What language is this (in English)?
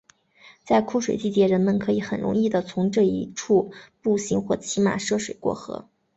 Chinese